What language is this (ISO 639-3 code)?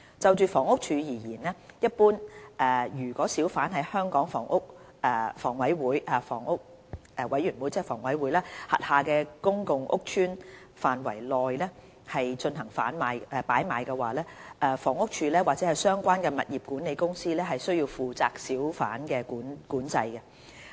yue